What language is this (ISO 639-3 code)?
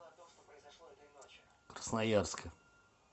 rus